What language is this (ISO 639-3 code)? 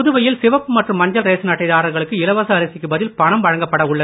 tam